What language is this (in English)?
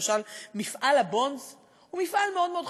Hebrew